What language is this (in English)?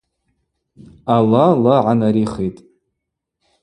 Abaza